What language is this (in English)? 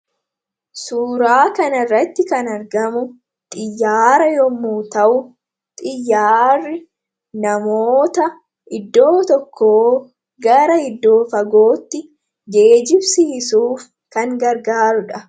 Oromo